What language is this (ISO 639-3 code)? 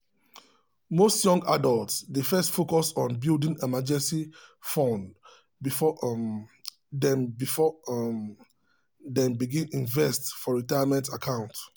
pcm